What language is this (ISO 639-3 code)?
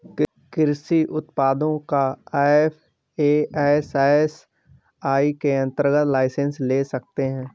hin